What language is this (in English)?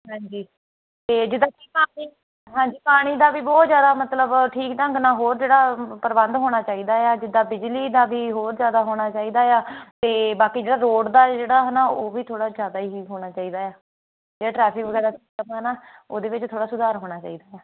Punjabi